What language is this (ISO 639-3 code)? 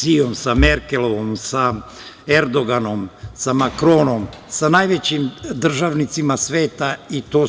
srp